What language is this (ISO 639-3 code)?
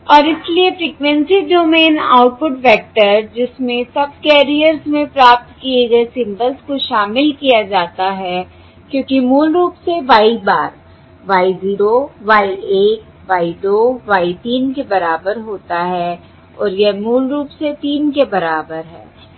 hin